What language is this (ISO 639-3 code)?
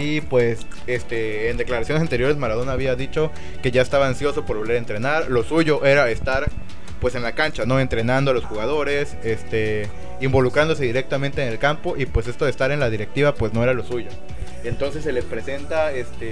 spa